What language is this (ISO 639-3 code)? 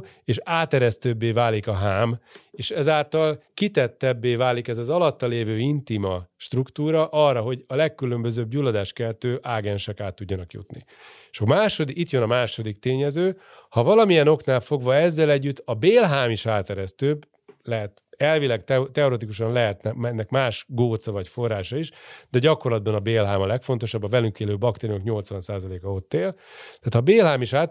hun